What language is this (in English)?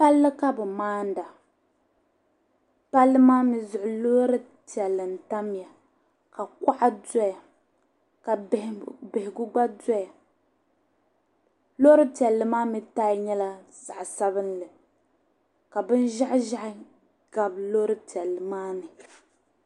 Dagbani